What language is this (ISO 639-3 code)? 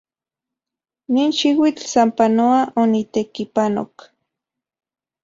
ncx